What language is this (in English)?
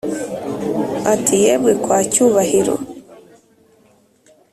Kinyarwanda